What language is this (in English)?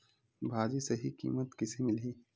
Chhattisgarhi